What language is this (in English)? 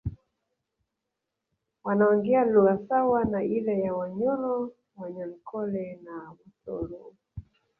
Swahili